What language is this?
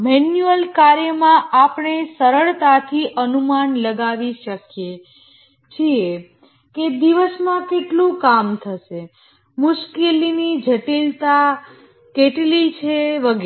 Gujarati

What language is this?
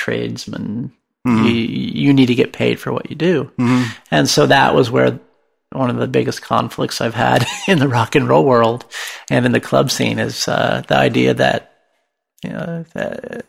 English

